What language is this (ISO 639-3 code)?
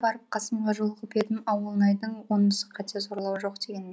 kaz